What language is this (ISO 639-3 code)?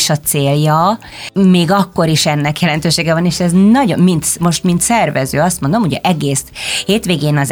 hun